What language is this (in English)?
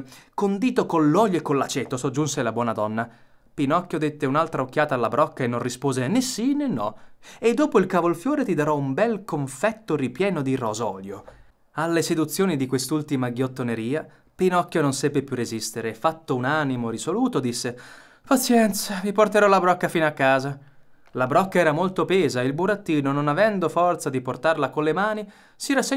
Italian